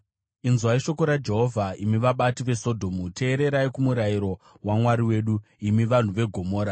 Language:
Shona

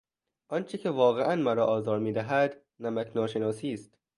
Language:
Persian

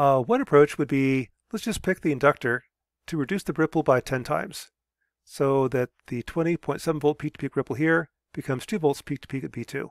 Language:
English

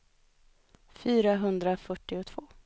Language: Swedish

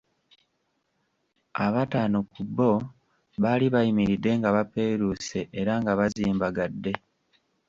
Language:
Ganda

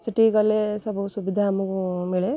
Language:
Odia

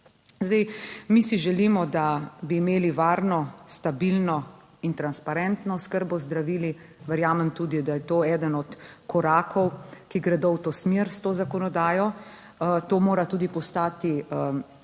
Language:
Slovenian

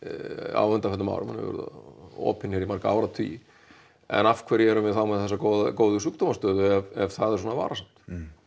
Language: Icelandic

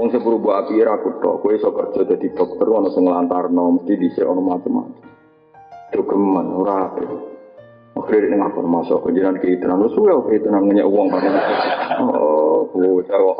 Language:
Indonesian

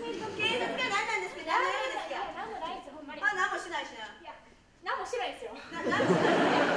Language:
Japanese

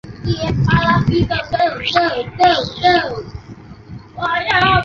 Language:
Chinese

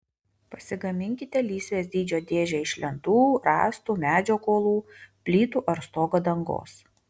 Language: Lithuanian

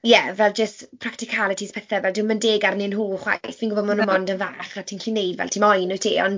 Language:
Welsh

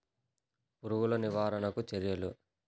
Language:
Telugu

